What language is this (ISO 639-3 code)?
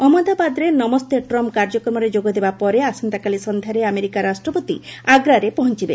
ori